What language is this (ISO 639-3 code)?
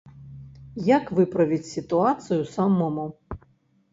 bel